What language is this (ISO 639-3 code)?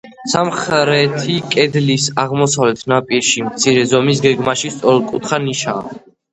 kat